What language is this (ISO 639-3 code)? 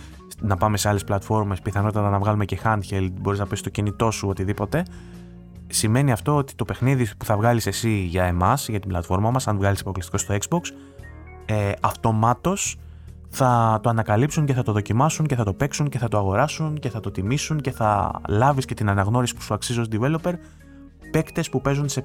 ell